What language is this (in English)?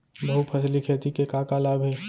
Chhattisgarhi